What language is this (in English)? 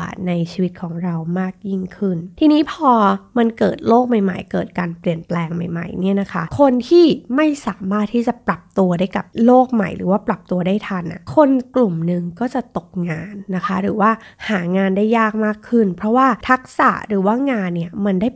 Thai